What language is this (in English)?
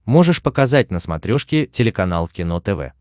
Russian